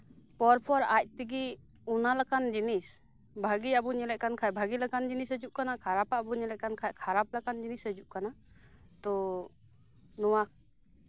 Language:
Santali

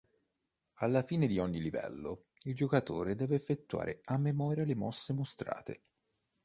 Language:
Italian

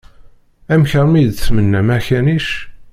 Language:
Kabyle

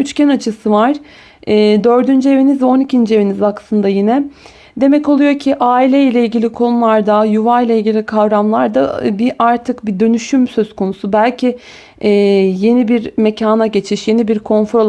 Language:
Turkish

